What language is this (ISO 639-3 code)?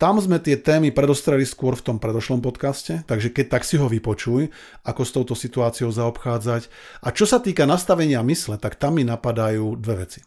slk